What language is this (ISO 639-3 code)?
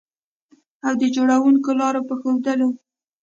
pus